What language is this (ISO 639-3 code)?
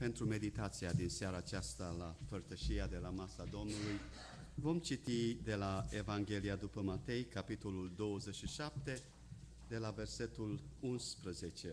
ron